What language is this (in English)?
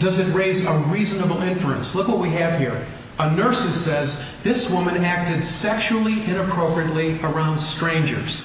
English